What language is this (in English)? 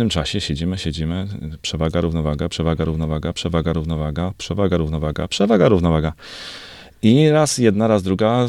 Polish